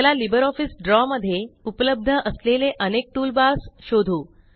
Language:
Marathi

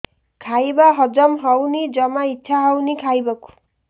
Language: Odia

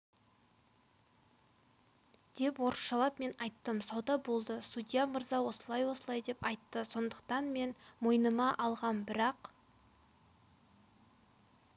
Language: Kazakh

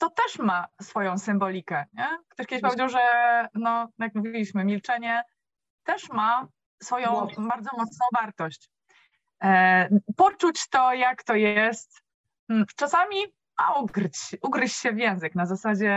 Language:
Polish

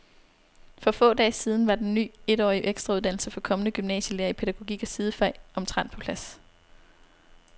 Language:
Danish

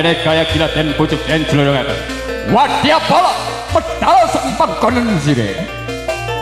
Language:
Indonesian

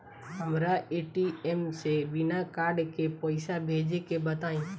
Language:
Bhojpuri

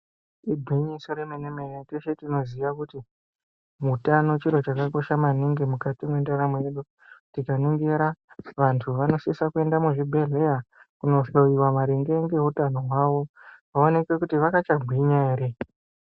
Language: Ndau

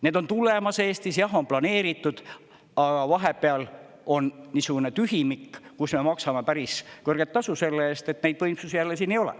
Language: Estonian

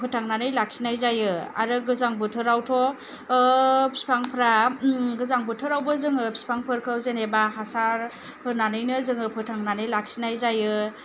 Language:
Bodo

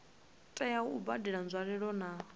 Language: Venda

